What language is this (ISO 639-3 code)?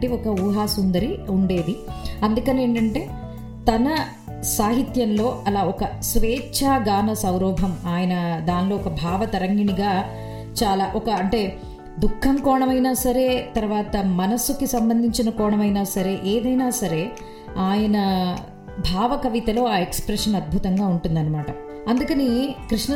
tel